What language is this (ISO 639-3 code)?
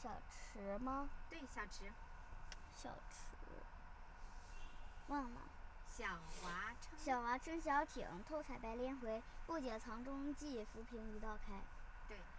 zho